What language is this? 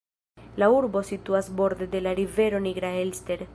Esperanto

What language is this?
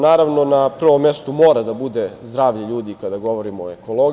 Serbian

